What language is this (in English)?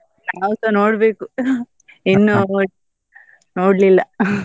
Kannada